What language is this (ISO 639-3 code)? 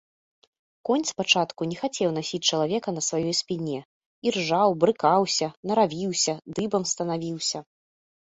bel